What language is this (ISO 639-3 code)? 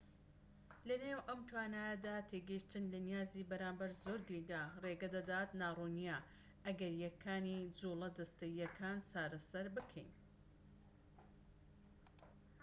ckb